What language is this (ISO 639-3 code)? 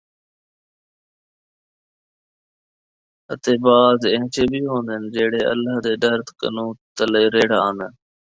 skr